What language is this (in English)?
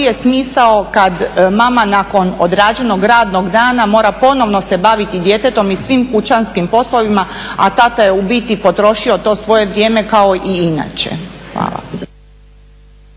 Croatian